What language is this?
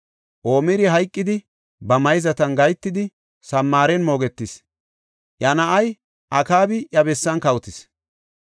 Gofa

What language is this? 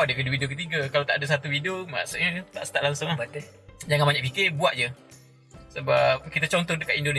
Malay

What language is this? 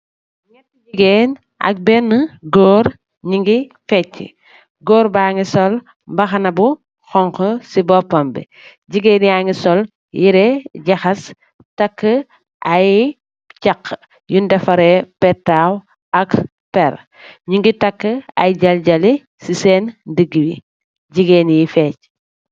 Wolof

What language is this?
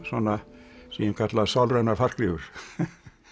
Icelandic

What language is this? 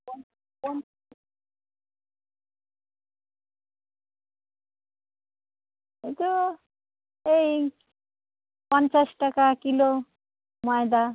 Bangla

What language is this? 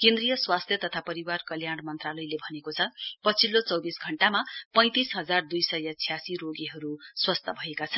Nepali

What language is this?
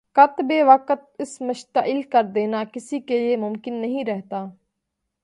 Urdu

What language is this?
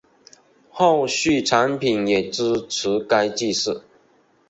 Chinese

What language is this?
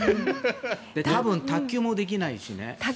Japanese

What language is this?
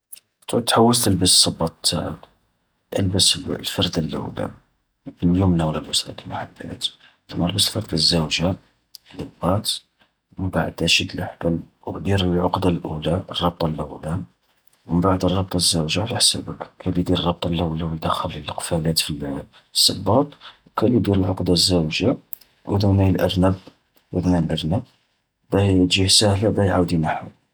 Algerian Arabic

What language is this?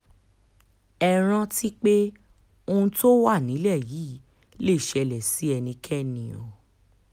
Yoruba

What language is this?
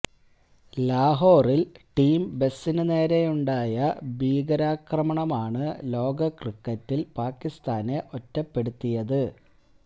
Malayalam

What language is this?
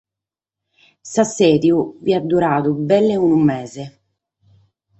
Sardinian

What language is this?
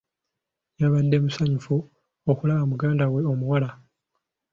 Ganda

